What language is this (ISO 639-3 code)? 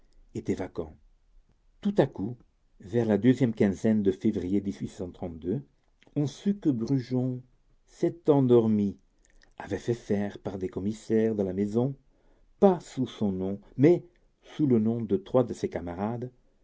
fra